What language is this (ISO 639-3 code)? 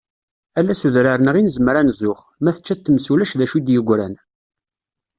kab